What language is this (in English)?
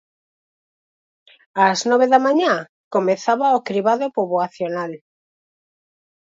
Galician